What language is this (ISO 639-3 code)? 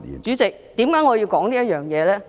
yue